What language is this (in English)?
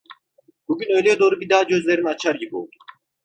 Turkish